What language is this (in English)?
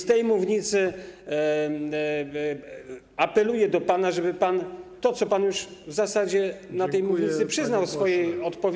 Polish